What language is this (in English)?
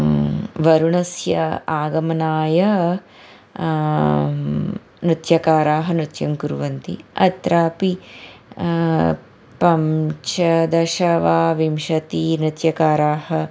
Sanskrit